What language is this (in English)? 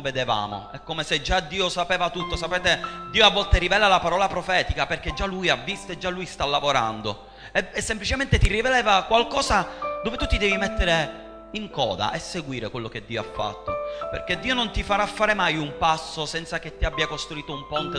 Italian